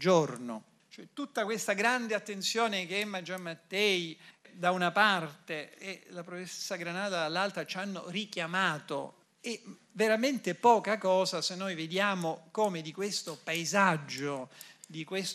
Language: Italian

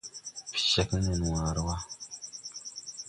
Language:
Tupuri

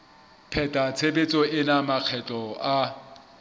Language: Southern Sotho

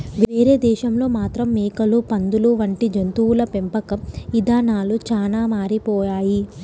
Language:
Telugu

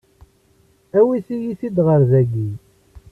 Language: Kabyle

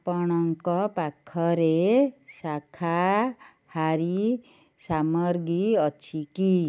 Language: Odia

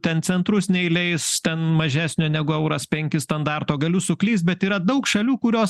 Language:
Lithuanian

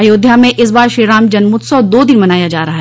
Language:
Hindi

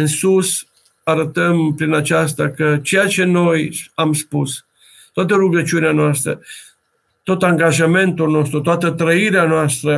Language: Romanian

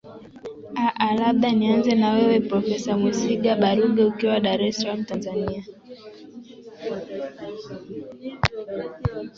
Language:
Swahili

